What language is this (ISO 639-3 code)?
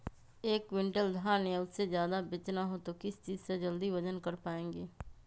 mag